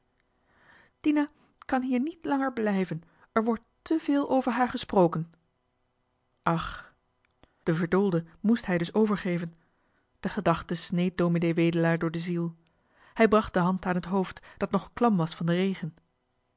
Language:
Dutch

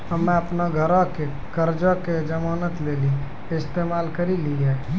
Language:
Maithili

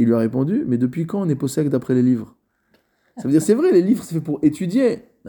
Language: French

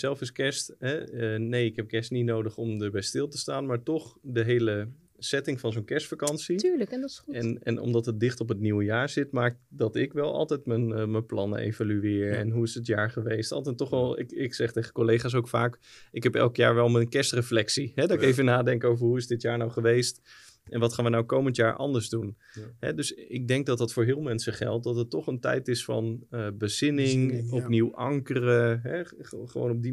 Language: Dutch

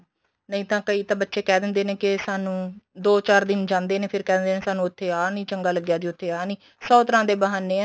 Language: Punjabi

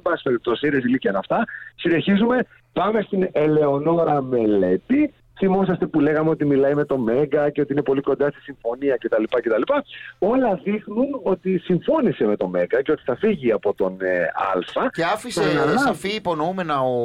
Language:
Greek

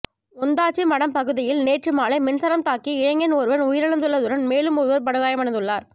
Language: Tamil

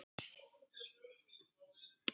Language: Icelandic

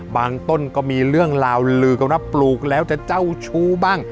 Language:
Thai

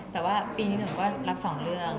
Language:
Thai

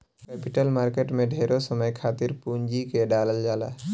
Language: Bhojpuri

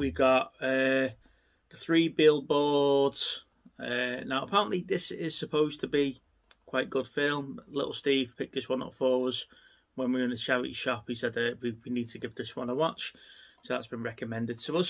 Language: English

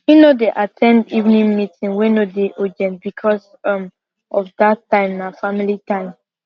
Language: Nigerian Pidgin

